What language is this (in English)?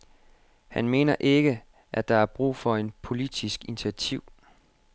Danish